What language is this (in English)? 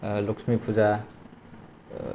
Bodo